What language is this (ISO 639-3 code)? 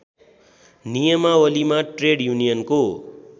nep